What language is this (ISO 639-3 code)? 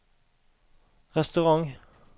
nor